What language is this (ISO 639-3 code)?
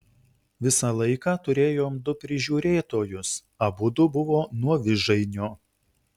lit